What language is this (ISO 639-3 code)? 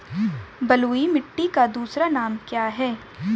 hin